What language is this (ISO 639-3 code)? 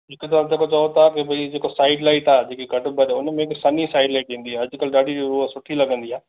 snd